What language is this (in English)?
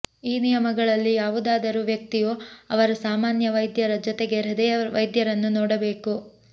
Kannada